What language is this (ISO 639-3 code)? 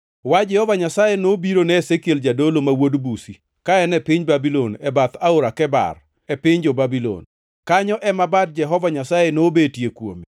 luo